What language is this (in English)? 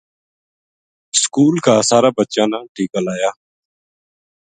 Gujari